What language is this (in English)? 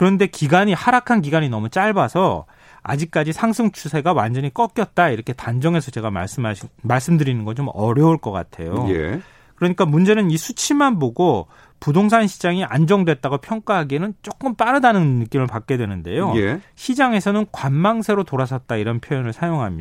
Korean